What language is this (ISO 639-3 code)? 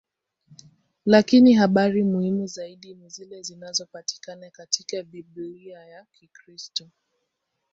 swa